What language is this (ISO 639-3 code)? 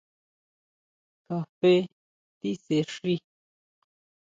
mau